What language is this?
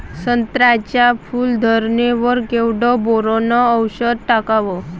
Marathi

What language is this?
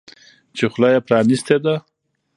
Pashto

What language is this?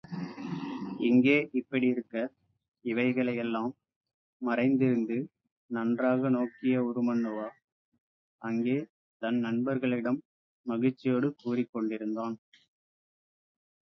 Tamil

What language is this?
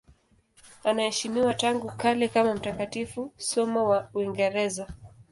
Swahili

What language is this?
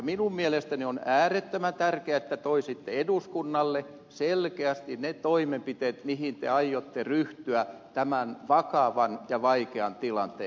Finnish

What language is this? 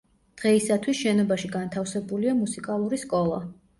Georgian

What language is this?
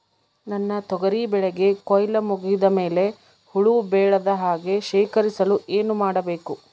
Kannada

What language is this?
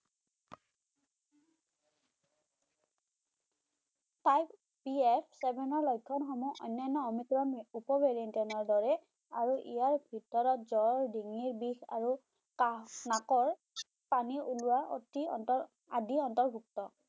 Bangla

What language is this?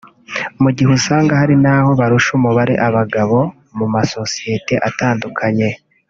Kinyarwanda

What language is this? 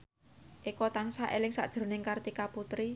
Javanese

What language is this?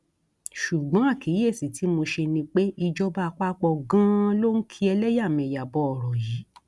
Yoruba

